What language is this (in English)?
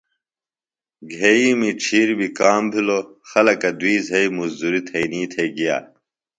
Phalura